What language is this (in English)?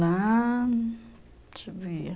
Portuguese